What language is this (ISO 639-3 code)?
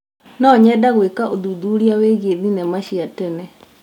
kik